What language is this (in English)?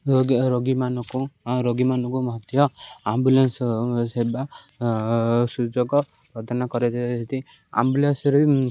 Odia